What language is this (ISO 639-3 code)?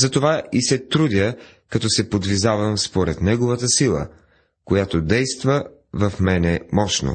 bul